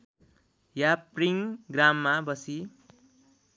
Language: Nepali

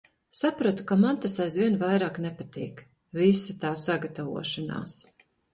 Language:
Latvian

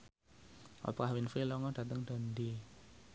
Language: Javanese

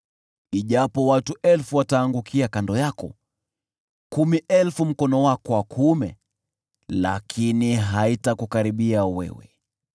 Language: Swahili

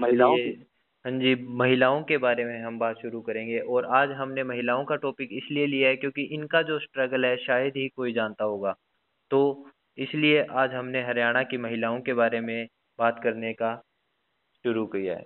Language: Hindi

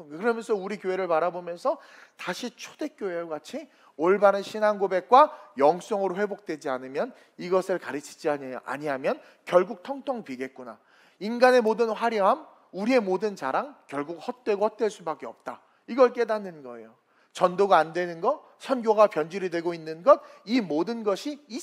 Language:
Korean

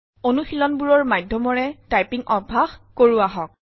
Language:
Assamese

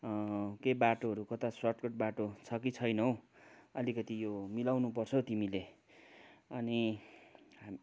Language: Nepali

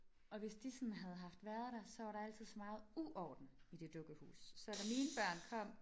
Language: Danish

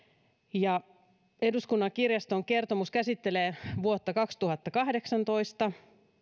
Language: Finnish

